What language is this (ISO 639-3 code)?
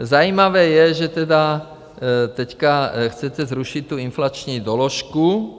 ces